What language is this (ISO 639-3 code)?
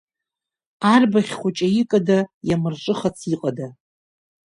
abk